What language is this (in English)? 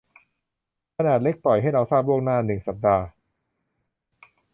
Thai